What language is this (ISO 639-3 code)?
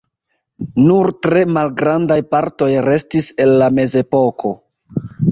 epo